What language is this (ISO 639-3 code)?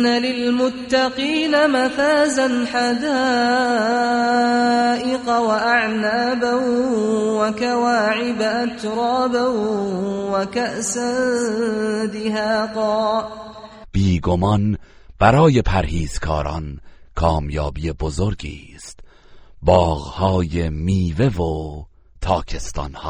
fas